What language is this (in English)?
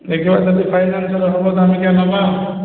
Odia